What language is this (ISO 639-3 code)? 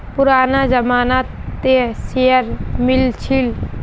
mag